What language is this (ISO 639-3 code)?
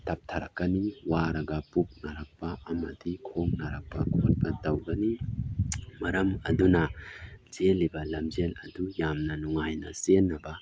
mni